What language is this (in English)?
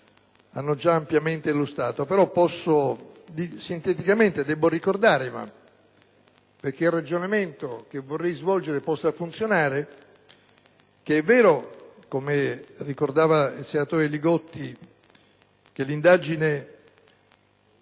Italian